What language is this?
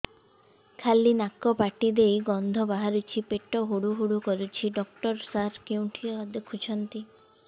Odia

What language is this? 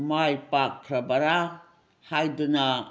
Manipuri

